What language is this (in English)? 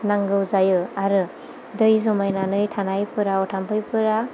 Bodo